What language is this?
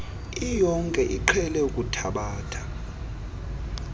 Xhosa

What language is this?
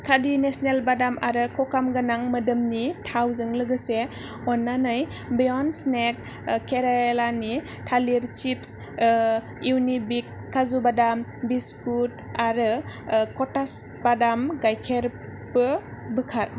Bodo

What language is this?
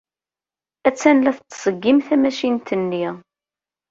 Kabyle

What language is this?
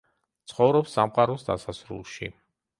Georgian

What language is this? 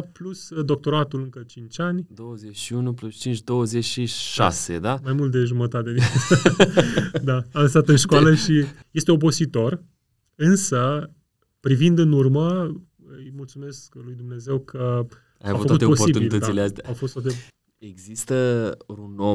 Romanian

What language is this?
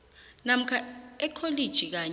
South Ndebele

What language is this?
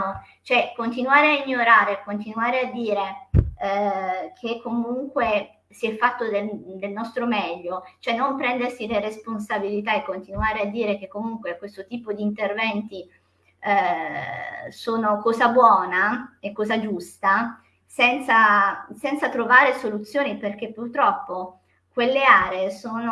Italian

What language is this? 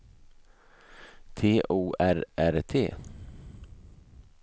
Swedish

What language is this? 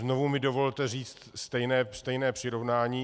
Czech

